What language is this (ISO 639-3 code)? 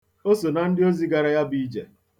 ibo